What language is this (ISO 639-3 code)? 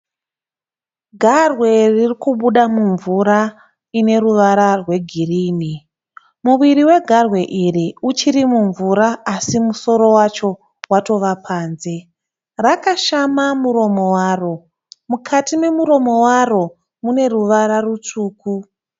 sna